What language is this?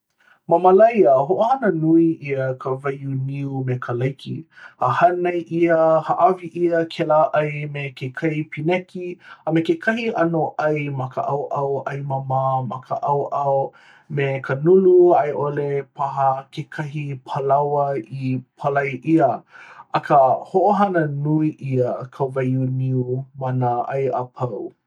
Hawaiian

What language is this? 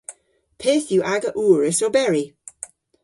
Cornish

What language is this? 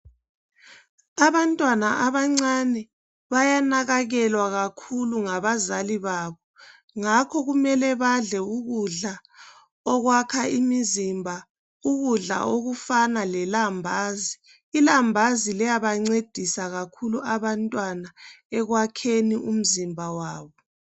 North Ndebele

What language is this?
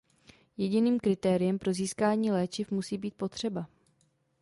Czech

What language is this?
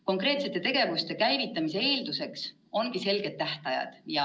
Estonian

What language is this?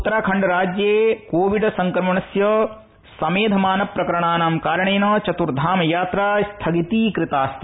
Sanskrit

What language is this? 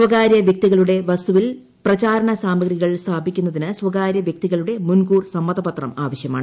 Malayalam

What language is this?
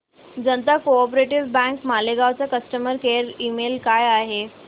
Marathi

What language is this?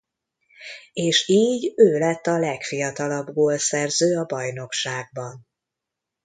Hungarian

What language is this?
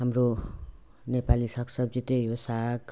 Nepali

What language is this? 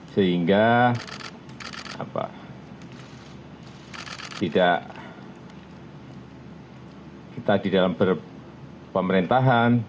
Indonesian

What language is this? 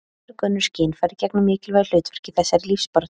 Icelandic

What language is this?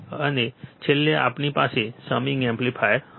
Gujarati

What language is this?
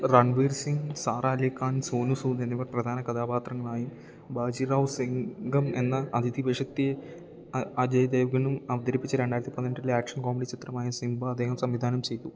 Malayalam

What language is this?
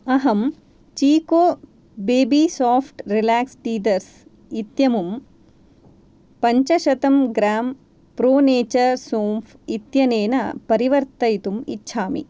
Sanskrit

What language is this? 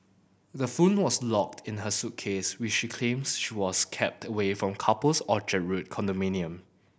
English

